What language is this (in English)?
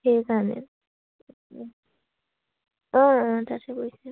Assamese